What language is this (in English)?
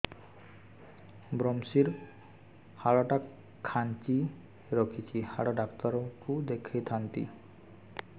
Odia